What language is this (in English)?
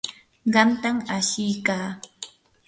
Yanahuanca Pasco Quechua